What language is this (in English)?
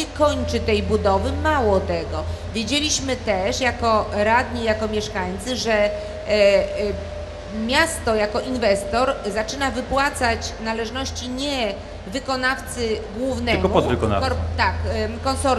Polish